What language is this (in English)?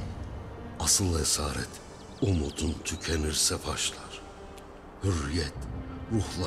Turkish